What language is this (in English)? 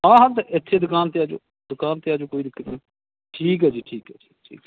Punjabi